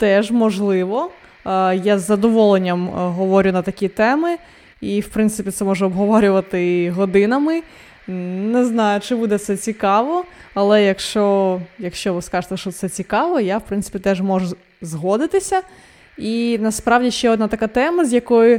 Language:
Ukrainian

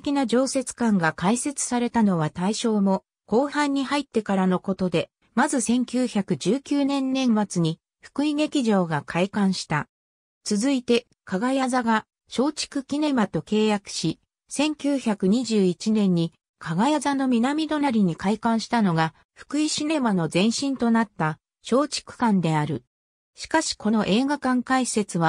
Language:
Japanese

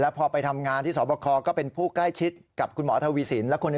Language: Thai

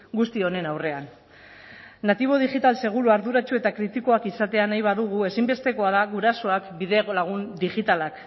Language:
Basque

